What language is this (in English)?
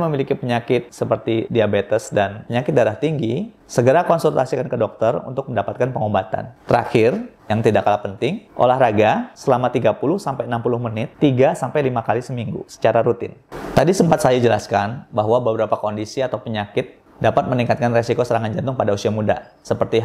Indonesian